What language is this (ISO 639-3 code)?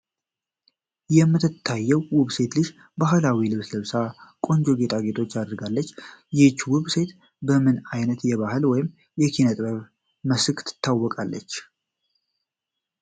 amh